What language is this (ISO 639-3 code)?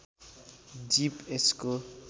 nep